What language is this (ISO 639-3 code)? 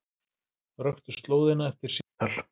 isl